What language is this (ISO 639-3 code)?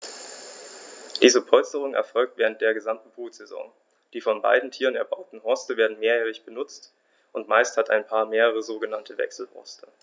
deu